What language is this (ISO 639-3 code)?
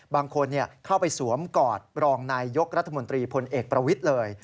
tha